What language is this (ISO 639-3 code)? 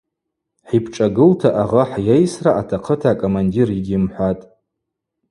abq